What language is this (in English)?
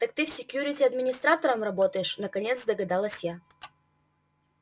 Russian